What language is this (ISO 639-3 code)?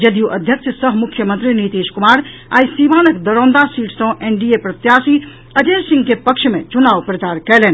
mai